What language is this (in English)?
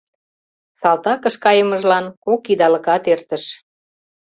Mari